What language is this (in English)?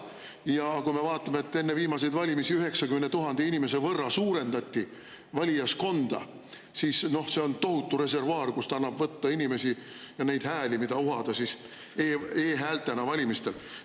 Estonian